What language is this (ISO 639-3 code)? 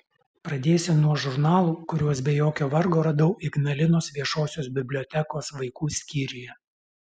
lit